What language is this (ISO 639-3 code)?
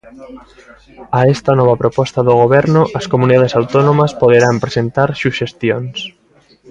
glg